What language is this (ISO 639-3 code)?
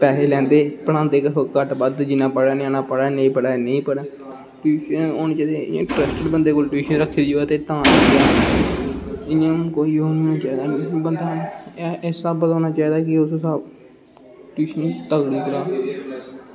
doi